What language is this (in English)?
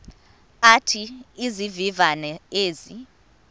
Xhosa